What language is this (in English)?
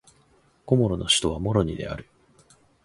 Japanese